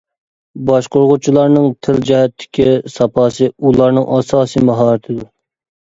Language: Uyghur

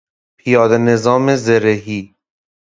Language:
Persian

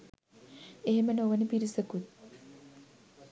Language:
Sinhala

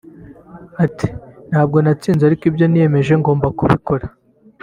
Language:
Kinyarwanda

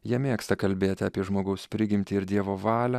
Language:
Lithuanian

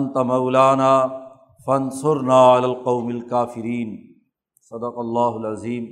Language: Urdu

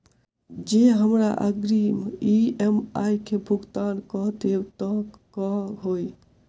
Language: Maithili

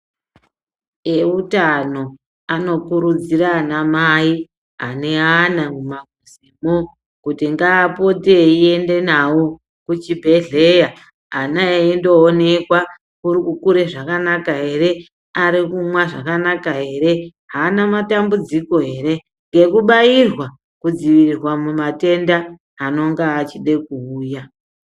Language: Ndau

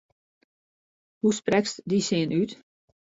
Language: Western Frisian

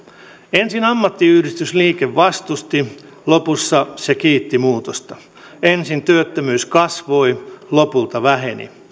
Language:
Finnish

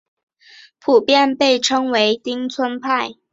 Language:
Chinese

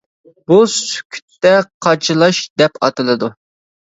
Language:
Uyghur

